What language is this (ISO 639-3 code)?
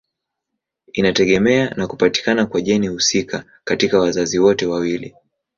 swa